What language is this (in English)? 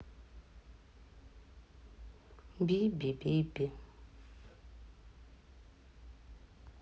Russian